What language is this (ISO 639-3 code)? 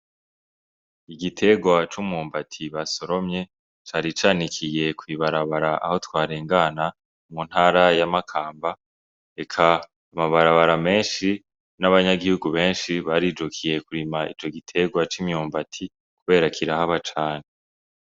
run